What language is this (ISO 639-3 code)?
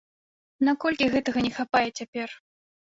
bel